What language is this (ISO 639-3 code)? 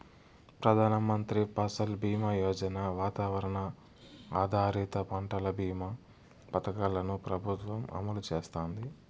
tel